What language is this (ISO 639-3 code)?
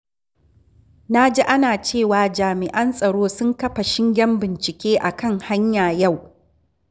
hau